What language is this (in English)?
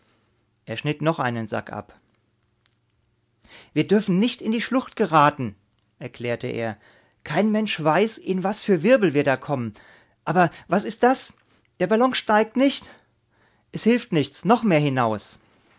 German